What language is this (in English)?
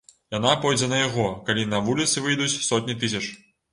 Belarusian